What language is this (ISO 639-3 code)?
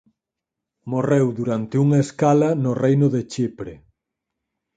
glg